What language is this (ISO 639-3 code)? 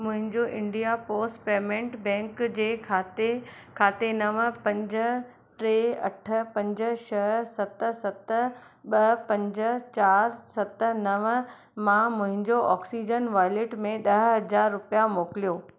snd